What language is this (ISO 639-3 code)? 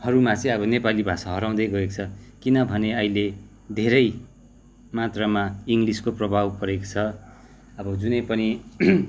nep